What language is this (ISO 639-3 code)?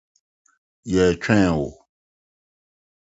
aka